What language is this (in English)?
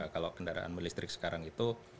Indonesian